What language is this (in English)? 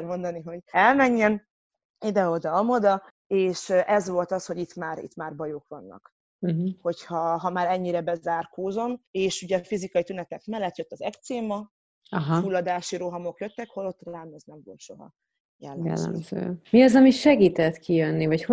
Hungarian